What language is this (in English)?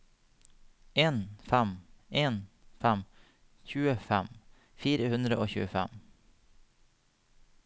Norwegian